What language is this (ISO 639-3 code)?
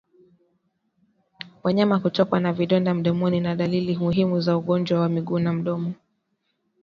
swa